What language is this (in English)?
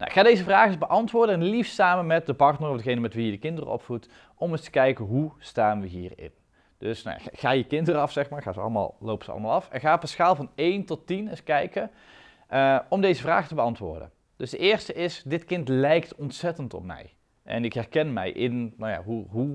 Dutch